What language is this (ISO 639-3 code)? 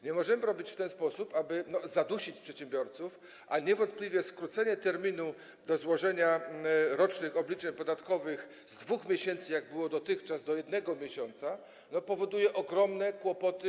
pol